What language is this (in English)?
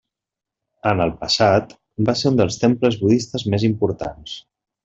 Catalan